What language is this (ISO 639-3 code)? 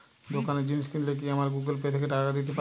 ben